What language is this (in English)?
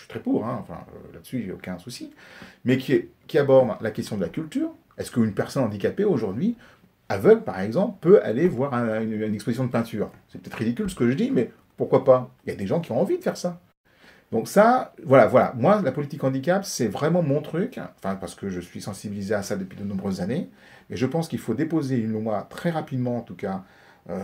French